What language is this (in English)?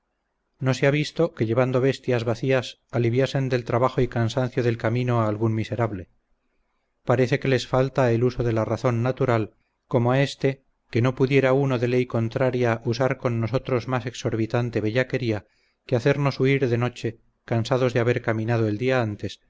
Spanish